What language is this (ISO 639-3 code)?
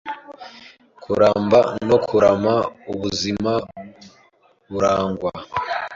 kin